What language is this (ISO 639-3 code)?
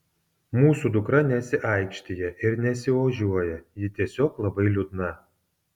lit